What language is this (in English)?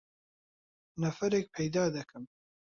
Central Kurdish